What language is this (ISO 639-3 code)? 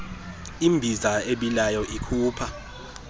xho